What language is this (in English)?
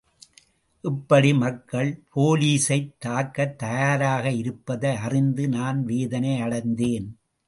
Tamil